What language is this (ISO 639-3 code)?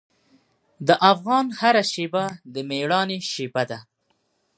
pus